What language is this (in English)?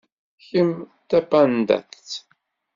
Kabyle